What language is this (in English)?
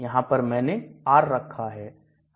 Hindi